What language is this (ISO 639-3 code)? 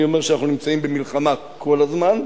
heb